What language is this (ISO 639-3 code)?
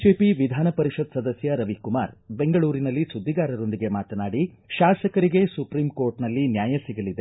kan